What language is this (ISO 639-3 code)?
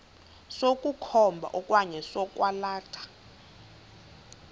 xho